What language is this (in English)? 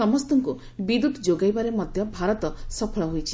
Odia